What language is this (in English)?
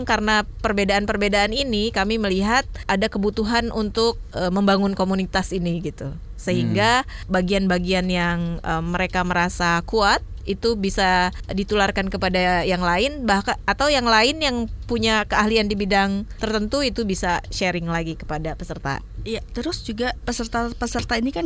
Indonesian